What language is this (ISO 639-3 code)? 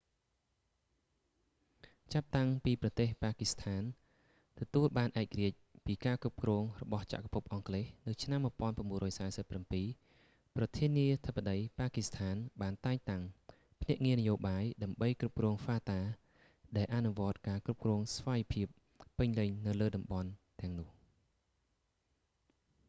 khm